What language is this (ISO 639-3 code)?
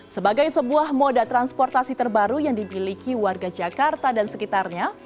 ind